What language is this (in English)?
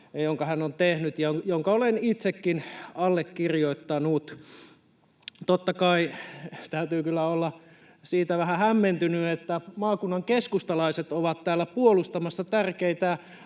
Finnish